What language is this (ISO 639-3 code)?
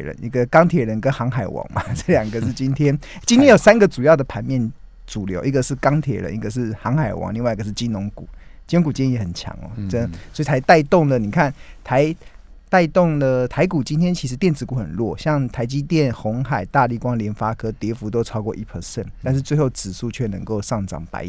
zho